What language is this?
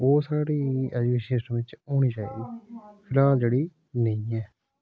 Dogri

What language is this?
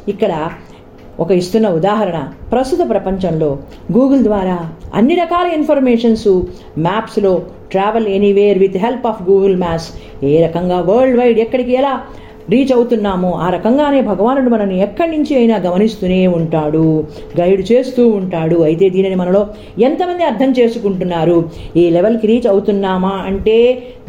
Telugu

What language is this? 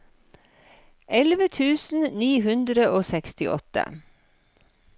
Norwegian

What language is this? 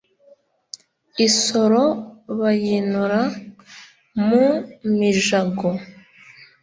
Kinyarwanda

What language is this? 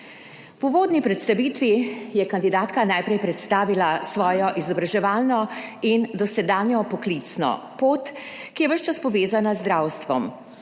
Slovenian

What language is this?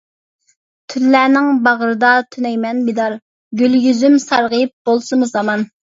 Uyghur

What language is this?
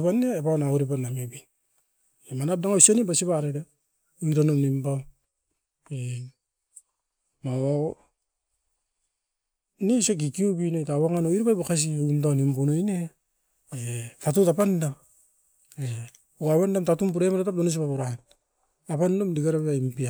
Askopan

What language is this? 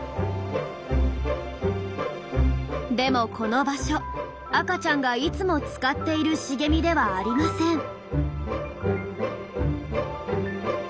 Japanese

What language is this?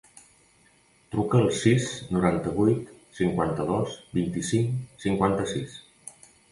Catalan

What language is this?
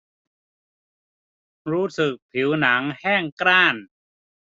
Thai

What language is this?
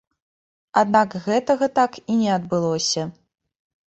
Belarusian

